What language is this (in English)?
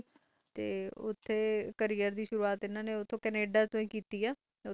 Punjabi